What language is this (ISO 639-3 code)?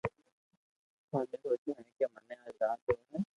lrk